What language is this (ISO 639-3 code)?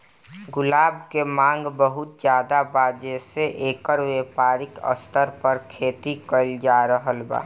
bho